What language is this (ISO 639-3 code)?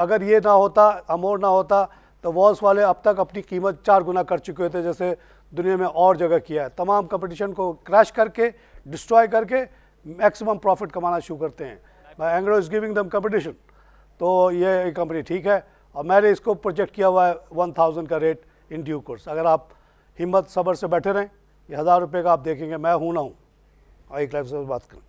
hin